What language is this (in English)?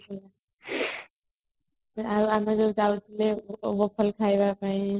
Odia